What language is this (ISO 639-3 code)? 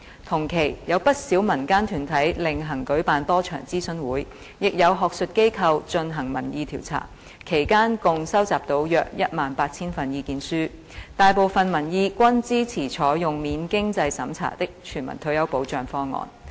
yue